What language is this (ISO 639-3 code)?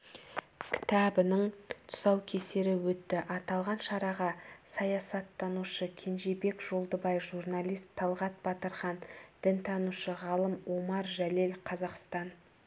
kaz